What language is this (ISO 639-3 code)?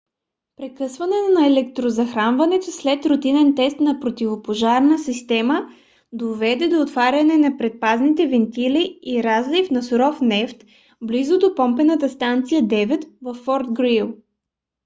bul